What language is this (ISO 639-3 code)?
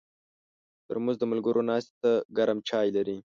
pus